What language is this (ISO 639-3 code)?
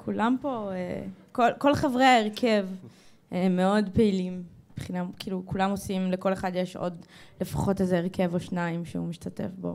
heb